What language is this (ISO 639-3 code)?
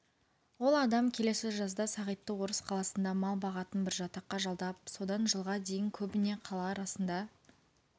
kaz